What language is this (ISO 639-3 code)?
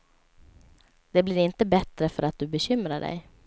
swe